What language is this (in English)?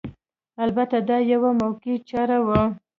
Pashto